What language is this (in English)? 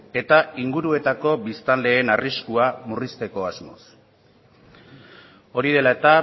Basque